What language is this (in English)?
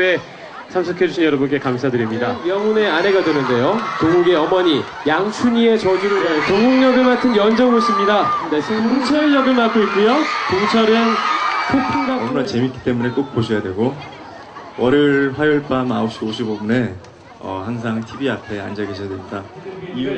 Korean